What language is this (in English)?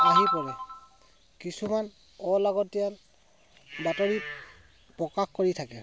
Assamese